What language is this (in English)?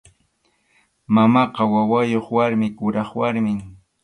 Arequipa-La Unión Quechua